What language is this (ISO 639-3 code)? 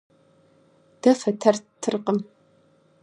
kbd